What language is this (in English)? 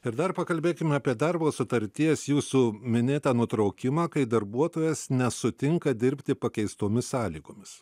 Lithuanian